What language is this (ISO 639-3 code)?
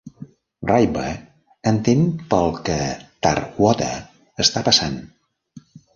cat